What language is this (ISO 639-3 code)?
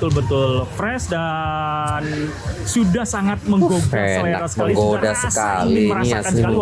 ind